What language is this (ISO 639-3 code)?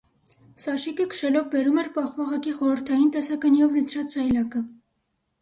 hye